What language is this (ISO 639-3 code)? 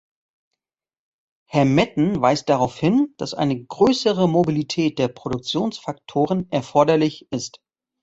deu